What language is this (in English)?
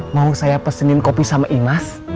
Indonesian